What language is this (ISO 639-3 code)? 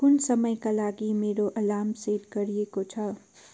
nep